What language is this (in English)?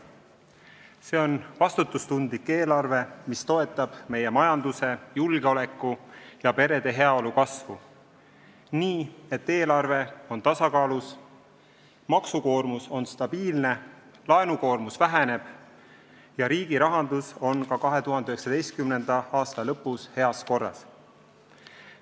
Estonian